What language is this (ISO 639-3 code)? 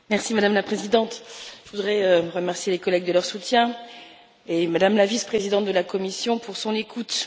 fra